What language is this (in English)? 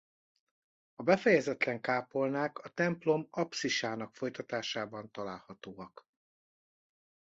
Hungarian